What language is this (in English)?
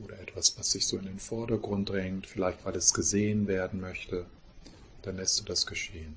German